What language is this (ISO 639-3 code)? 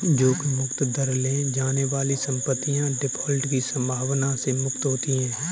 hin